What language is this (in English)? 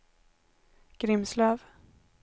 Swedish